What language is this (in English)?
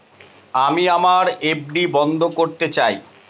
Bangla